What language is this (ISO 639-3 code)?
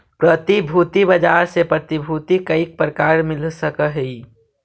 mag